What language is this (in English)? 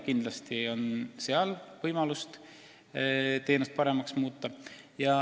Estonian